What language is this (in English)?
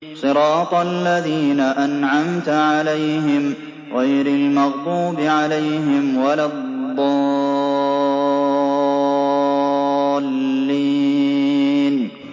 Arabic